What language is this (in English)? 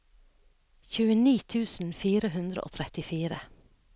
Norwegian